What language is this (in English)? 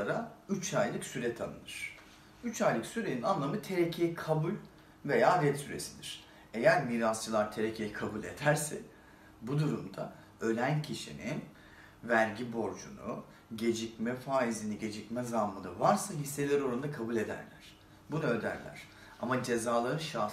Turkish